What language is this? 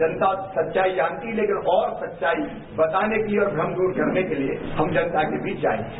Hindi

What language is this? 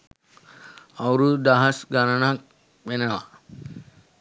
Sinhala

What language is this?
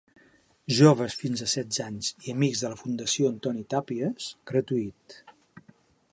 Catalan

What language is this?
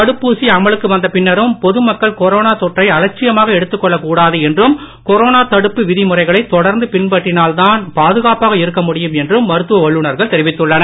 Tamil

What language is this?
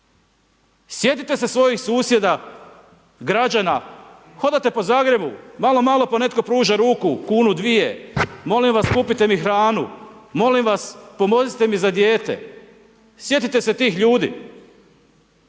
Croatian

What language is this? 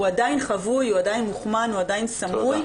Hebrew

